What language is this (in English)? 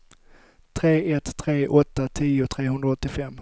Swedish